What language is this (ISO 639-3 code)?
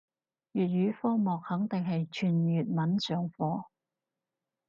yue